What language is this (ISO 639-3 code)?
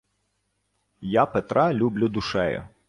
ukr